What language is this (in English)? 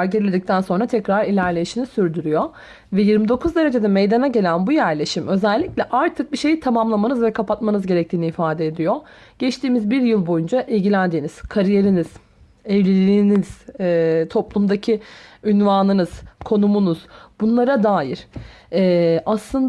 Turkish